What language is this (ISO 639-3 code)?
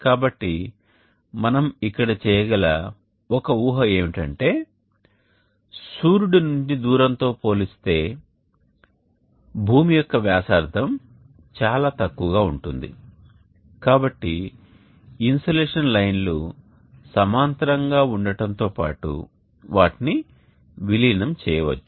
tel